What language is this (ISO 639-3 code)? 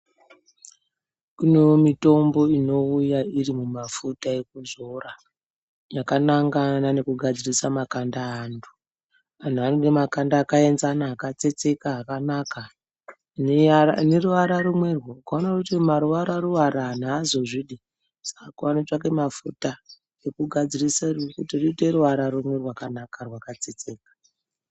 ndc